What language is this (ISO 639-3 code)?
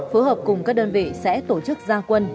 vie